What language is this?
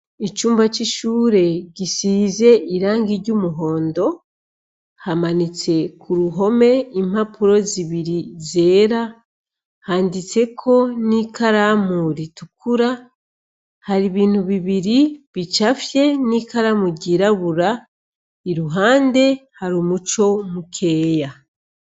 Rundi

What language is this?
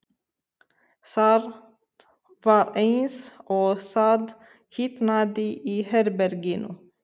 Icelandic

